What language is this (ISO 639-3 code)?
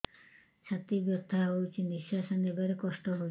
ori